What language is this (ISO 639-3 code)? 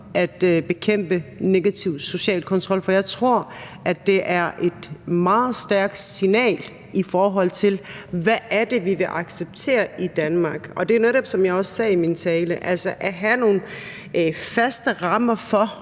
dan